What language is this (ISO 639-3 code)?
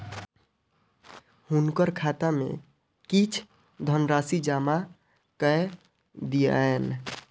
mai